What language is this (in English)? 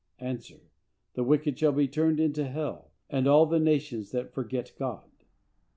English